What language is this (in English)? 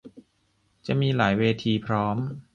Thai